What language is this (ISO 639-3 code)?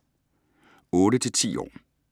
dan